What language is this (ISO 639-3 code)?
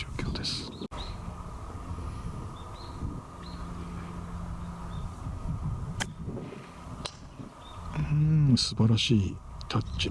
jpn